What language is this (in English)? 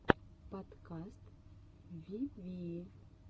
Russian